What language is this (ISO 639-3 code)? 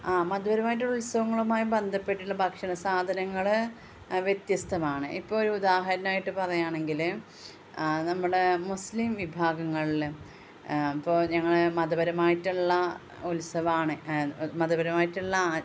mal